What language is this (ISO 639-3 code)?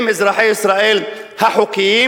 heb